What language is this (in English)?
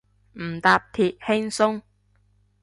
Cantonese